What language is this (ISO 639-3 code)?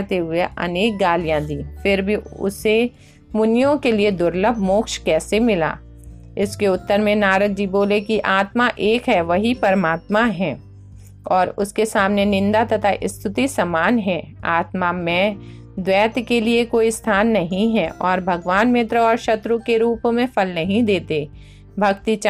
hin